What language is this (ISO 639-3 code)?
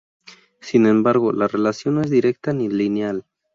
spa